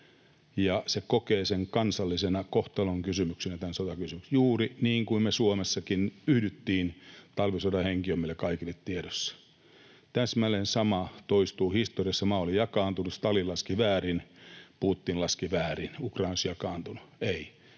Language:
Finnish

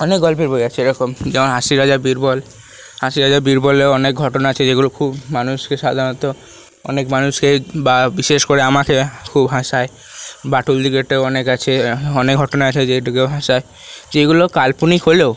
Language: Bangla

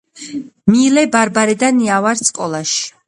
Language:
Georgian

